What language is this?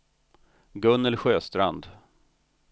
Swedish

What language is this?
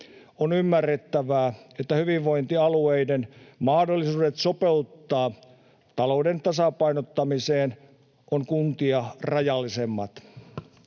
Finnish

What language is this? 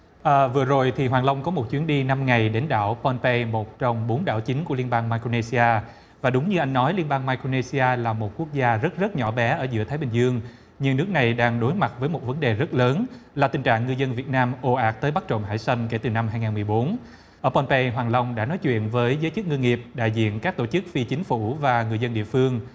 Vietnamese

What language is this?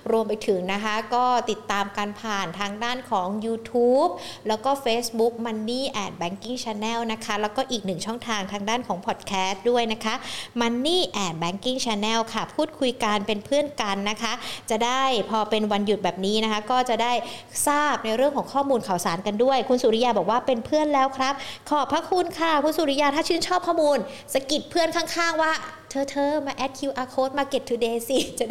Thai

